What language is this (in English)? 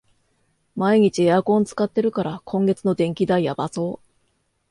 Japanese